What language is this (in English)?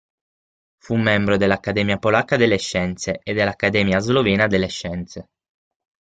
Italian